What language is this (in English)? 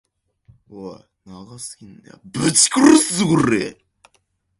Japanese